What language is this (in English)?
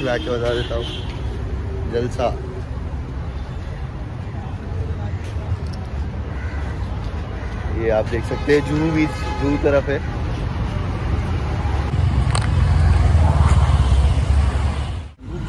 Hindi